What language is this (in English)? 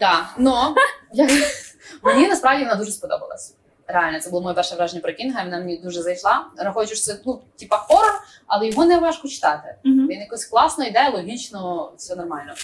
Ukrainian